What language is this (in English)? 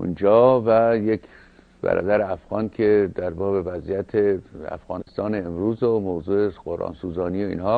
Persian